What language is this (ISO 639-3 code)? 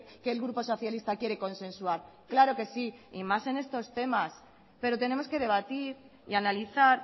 spa